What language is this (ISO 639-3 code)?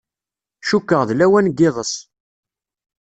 kab